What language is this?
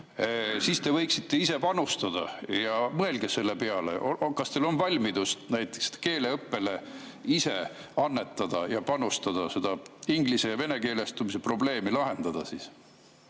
Estonian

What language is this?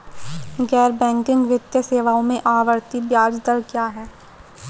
Hindi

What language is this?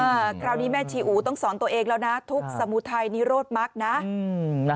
Thai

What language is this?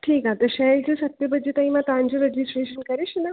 Sindhi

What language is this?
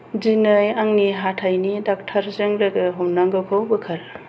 Bodo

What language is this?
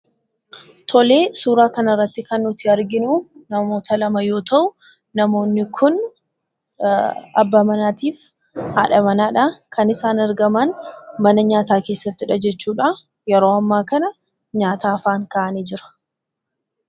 Oromo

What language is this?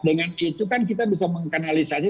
Indonesian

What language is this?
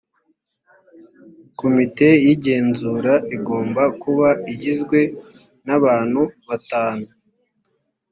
Kinyarwanda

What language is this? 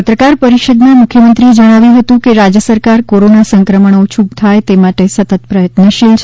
Gujarati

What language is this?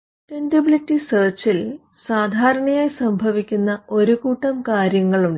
Malayalam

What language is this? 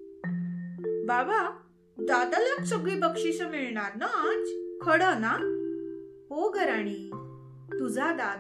Marathi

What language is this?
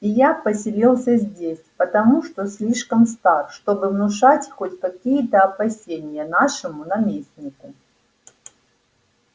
Russian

